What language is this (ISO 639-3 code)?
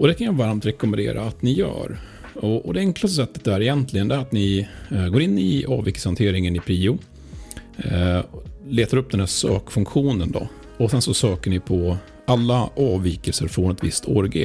swe